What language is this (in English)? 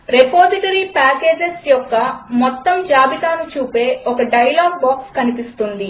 Telugu